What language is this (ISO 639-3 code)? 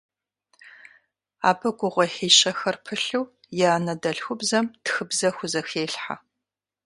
kbd